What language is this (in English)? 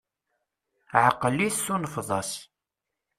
Kabyle